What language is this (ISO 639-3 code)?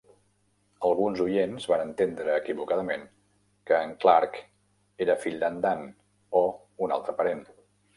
cat